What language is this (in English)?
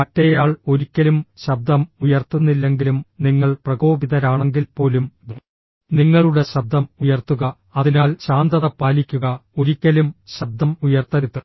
Malayalam